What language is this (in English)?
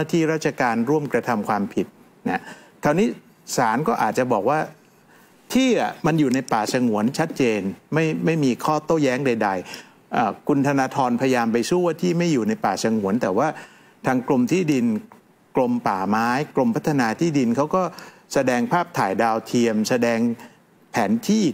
Thai